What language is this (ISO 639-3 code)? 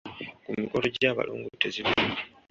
lug